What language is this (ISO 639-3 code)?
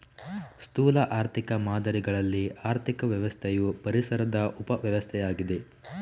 kan